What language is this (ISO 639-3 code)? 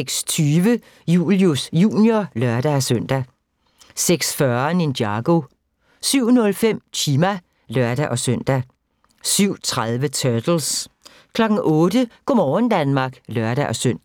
dan